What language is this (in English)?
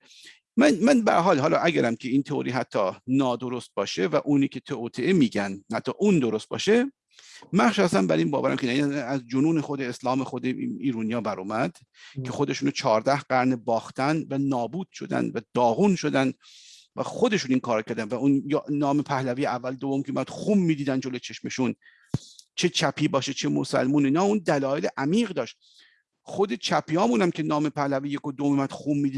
Persian